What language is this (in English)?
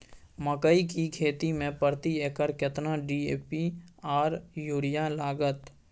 Maithili